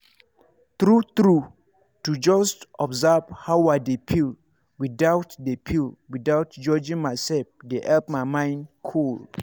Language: Nigerian Pidgin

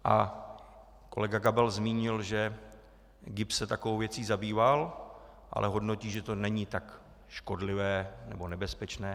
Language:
Czech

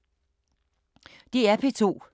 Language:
Danish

